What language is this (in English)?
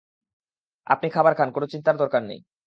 Bangla